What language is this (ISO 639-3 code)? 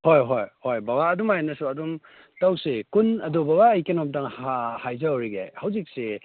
mni